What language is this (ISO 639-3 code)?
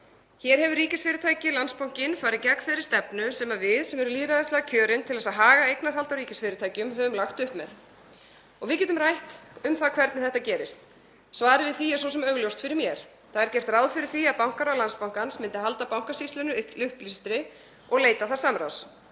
isl